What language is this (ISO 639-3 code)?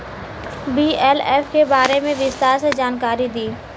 bho